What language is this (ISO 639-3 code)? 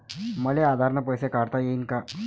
mar